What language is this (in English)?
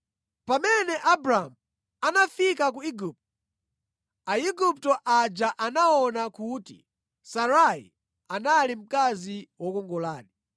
Nyanja